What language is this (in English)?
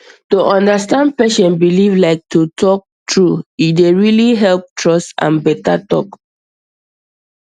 Nigerian Pidgin